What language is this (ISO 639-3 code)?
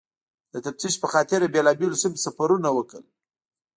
pus